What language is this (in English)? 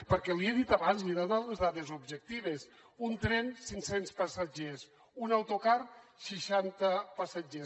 Catalan